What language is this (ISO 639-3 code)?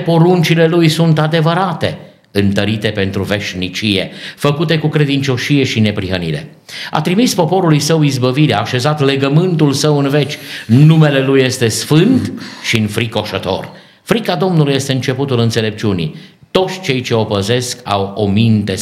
ron